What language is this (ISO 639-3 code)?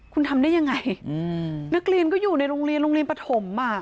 tha